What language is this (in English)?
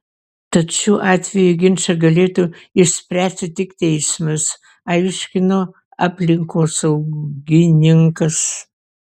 Lithuanian